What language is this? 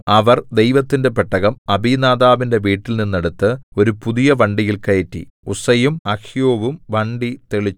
Malayalam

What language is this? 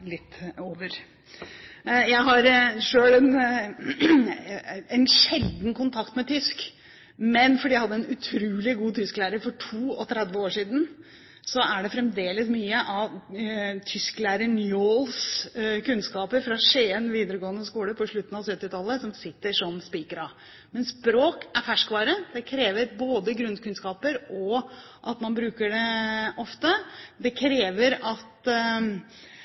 Norwegian Bokmål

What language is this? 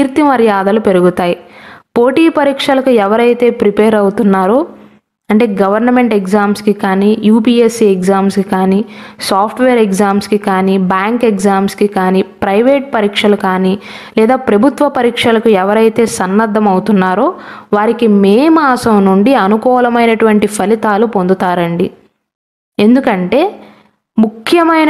Telugu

